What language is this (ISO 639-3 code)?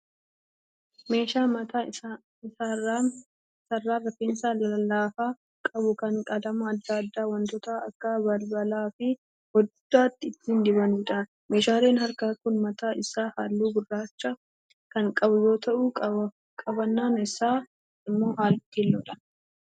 orm